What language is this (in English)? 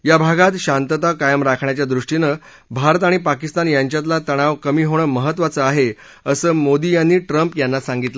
Marathi